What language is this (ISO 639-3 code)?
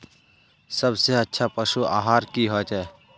mag